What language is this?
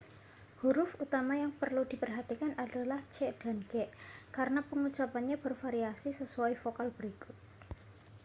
Indonesian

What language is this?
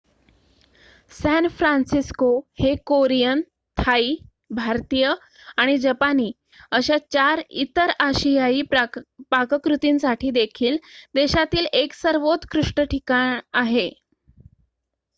Marathi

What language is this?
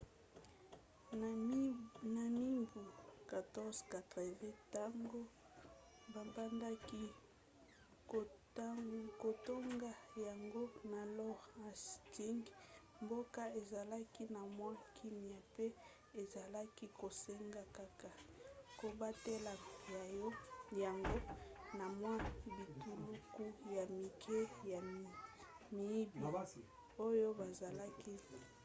Lingala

